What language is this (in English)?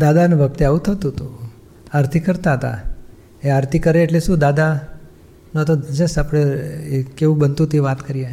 Gujarati